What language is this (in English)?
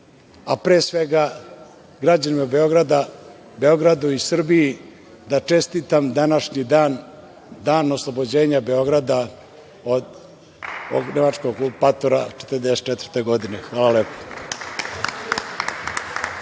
Serbian